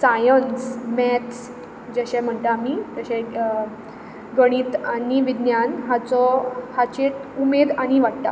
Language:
Konkani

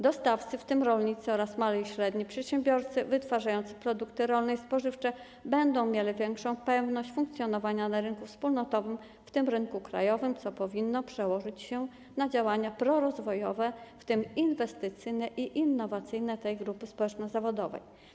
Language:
Polish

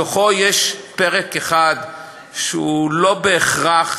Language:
Hebrew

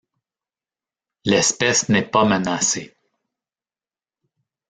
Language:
French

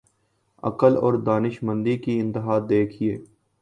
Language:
Urdu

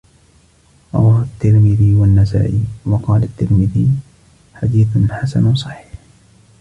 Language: Arabic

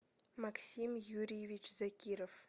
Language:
Russian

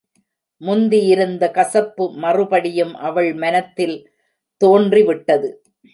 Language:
Tamil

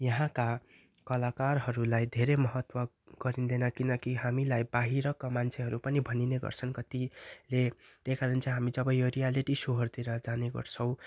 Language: Nepali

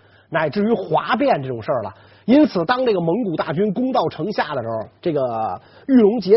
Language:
Chinese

